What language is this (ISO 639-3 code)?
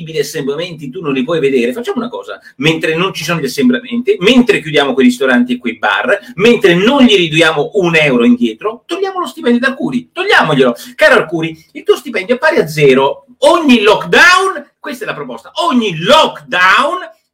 ita